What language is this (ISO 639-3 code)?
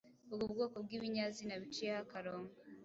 kin